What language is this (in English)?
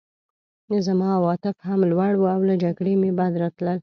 Pashto